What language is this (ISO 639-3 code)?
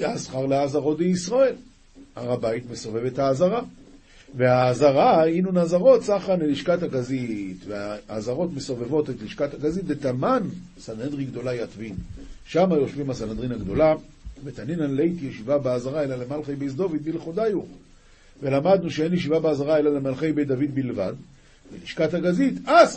heb